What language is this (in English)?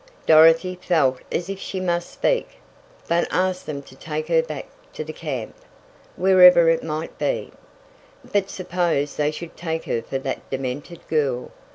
English